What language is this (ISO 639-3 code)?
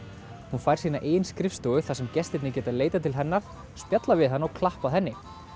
isl